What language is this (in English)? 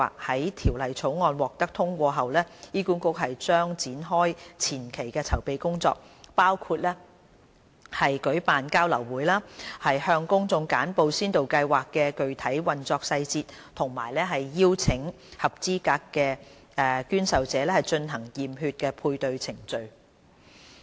Cantonese